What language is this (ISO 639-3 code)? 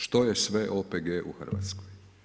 hrv